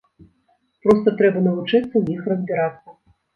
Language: Belarusian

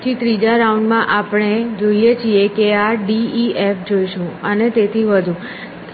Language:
Gujarati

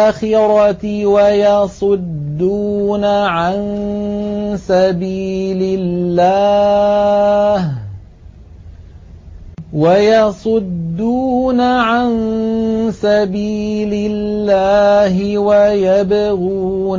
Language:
Arabic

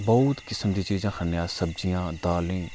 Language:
Dogri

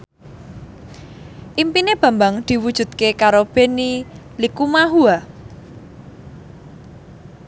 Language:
Javanese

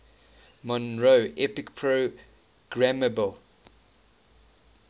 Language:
English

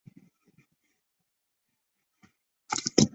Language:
Chinese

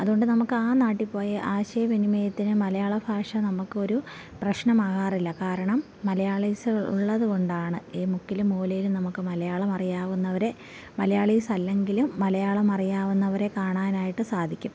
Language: Malayalam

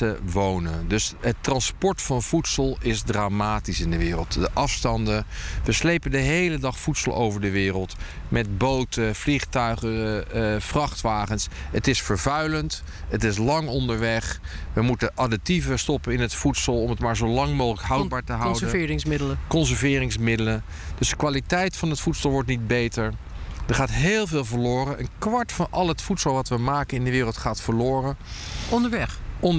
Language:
Dutch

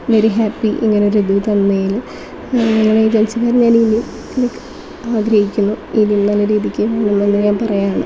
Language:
Malayalam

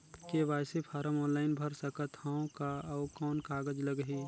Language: Chhattisgarhi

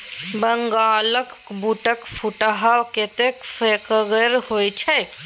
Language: Maithili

